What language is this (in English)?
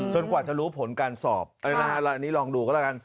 Thai